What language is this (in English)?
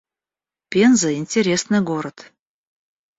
Russian